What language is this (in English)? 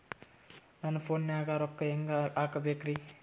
Kannada